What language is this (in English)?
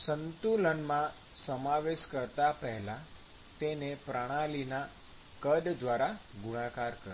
Gujarati